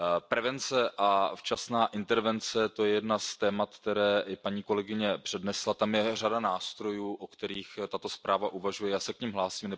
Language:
Czech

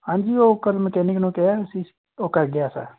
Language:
Punjabi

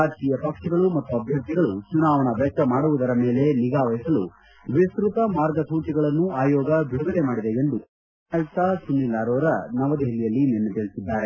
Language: Kannada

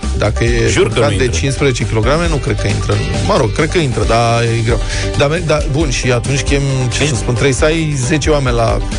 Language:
Romanian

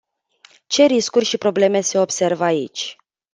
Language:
Romanian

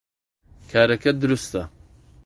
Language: Central Kurdish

